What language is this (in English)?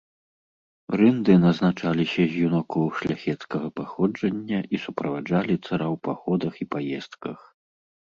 Belarusian